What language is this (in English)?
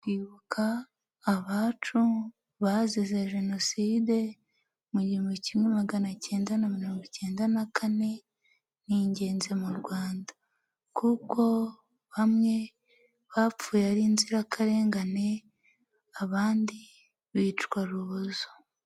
Kinyarwanda